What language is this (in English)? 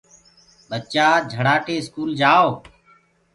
Gurgula